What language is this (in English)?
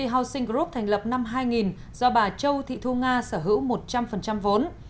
Vietnamese